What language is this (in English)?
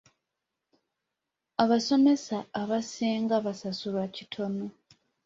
Ganda